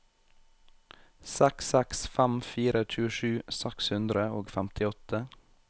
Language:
Norwegian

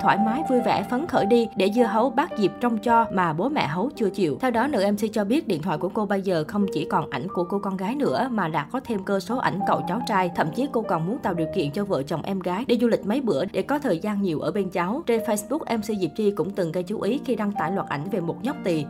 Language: Vietnamese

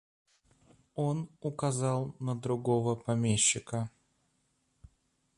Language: Russian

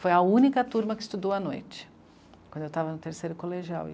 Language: Portuguese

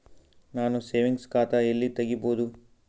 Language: Kannada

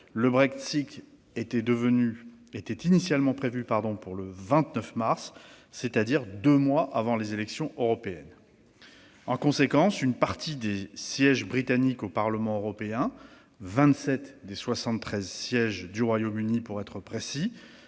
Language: French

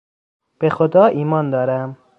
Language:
Persian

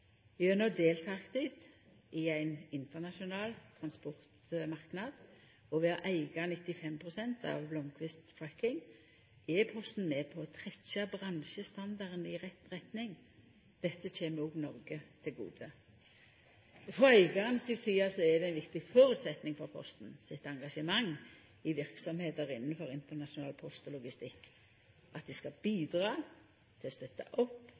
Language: Norwegian Nynorsk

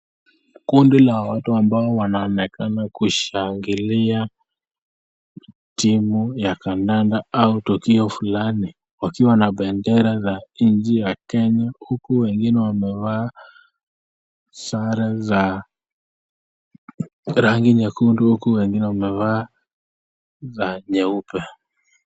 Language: Swahili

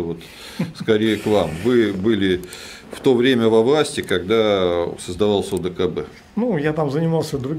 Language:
Russian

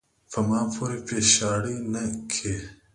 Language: Pashto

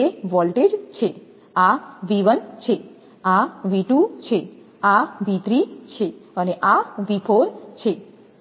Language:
Gujarati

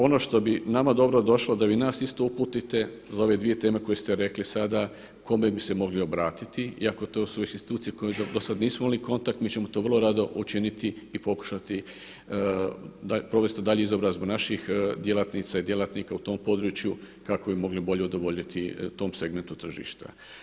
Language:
Croatian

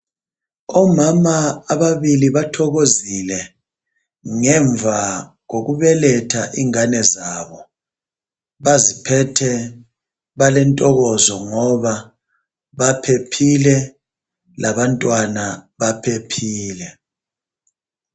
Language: North Ndebele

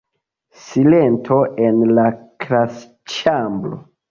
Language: Esperanto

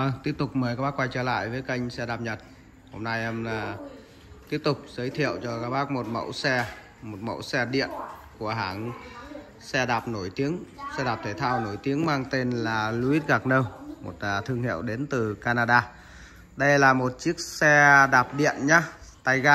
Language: Vietnamese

